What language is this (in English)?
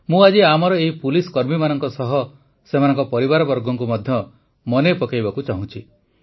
Odia